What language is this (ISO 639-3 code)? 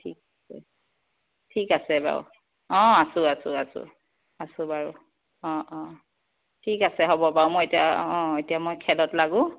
asm